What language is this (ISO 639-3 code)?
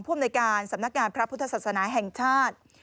tha